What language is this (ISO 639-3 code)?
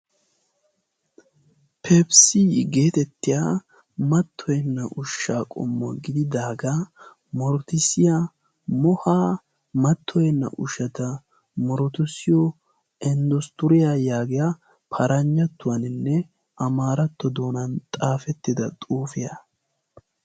wal